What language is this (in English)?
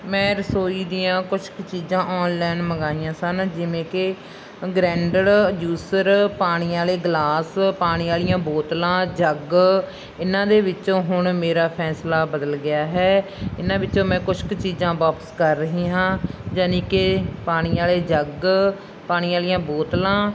Punjabi